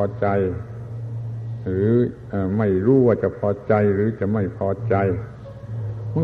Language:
Thai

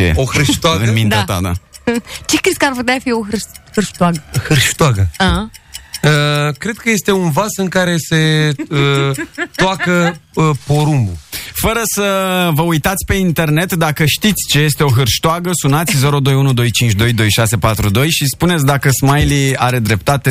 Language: Romanian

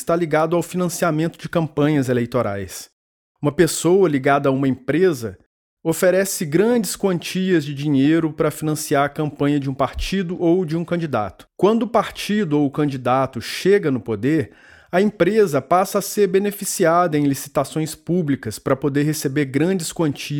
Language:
Portuguese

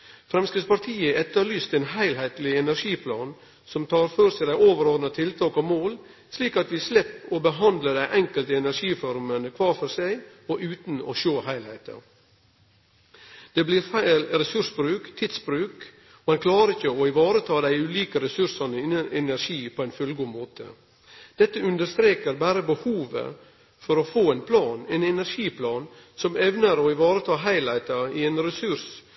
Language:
Norwegian Nynorsk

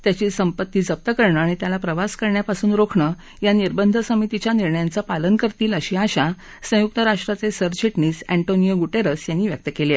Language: Marathi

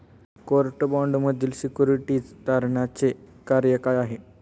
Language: Marathi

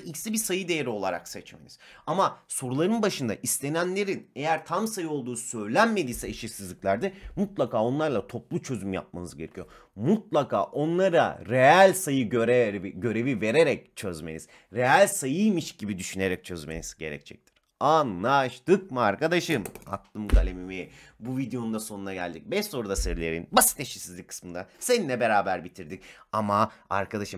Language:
Turkish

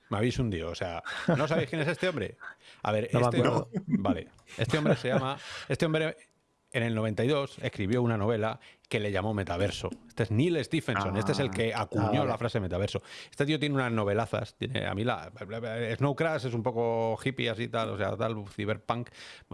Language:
Spanish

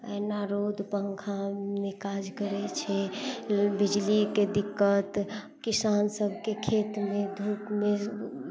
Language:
Maithili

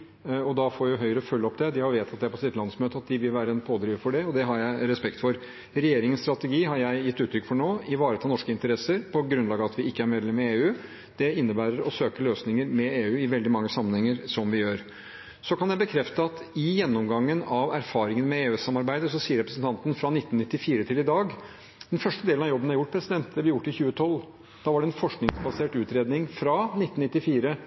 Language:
Norwegian Bokmål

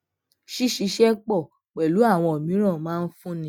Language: Yoruba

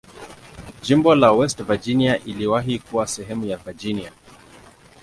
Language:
Swahili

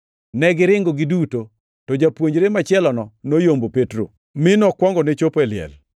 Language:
Luo (Kenya and Tanzania)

